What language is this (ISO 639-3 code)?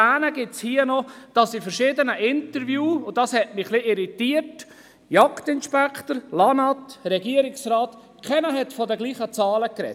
gsw